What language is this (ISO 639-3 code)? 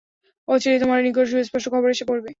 ben